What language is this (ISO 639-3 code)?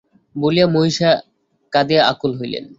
ben